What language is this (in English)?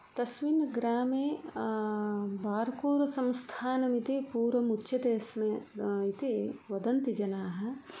Sanskrit